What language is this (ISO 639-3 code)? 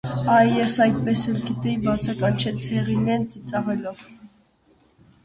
hye